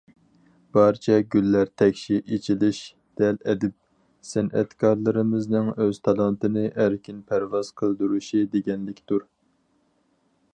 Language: Uyghur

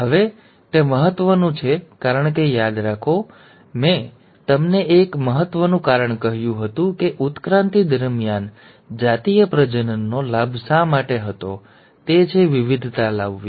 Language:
Gujarati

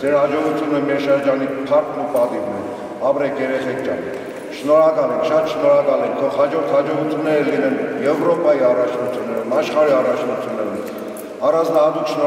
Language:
Turkish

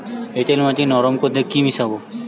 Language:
Bangla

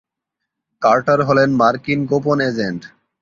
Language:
Bangla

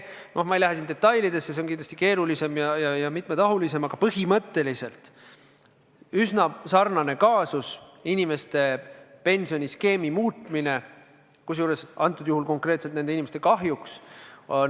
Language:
Estonian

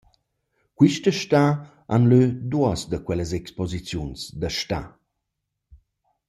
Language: Romansh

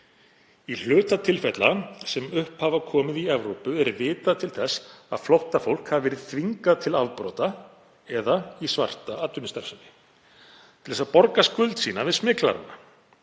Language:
Icelandic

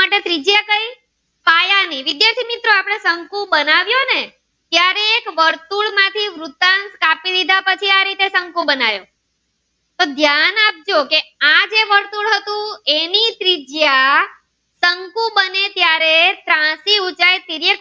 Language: Gujarati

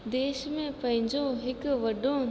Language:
Sindhi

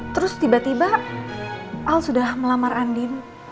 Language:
Indonesian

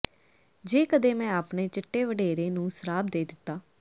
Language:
Punjabi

